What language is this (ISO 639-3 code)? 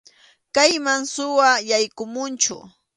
qxu